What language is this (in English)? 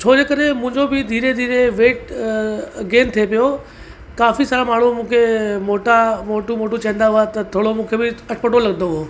Sindhi